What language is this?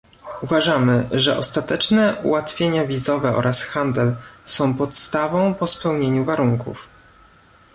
Polish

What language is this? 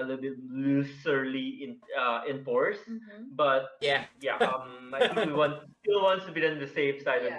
English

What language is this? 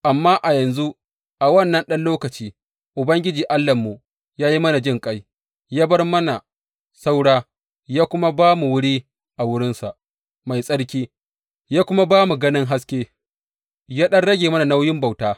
Hausa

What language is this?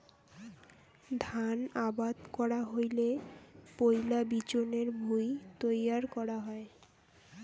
Bangla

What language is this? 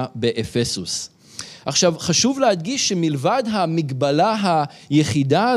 Hebrew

